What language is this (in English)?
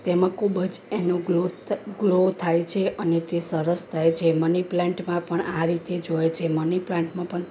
Gujarati